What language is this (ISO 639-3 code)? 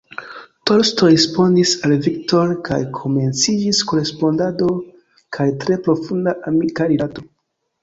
epo